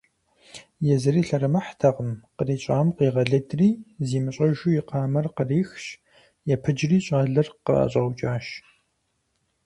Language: Kabardian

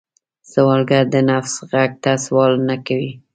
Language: Pashto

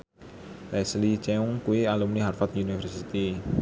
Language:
Javanese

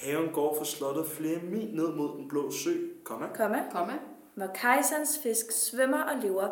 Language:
Danish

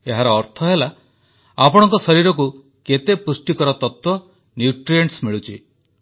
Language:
Odia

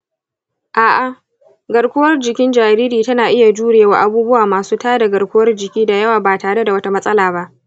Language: Hausa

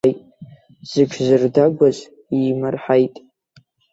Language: Abkhazian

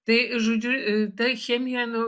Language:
Lithuanian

